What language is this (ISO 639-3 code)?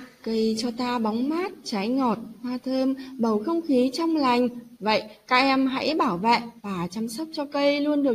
vie